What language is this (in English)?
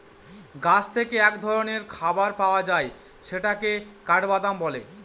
Bangla